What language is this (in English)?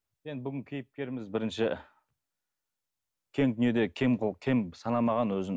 Kazakh